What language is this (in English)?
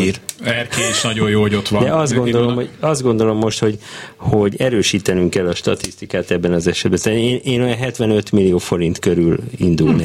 Hungarian